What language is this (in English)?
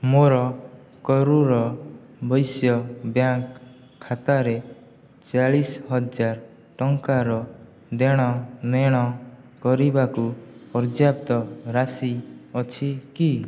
Odia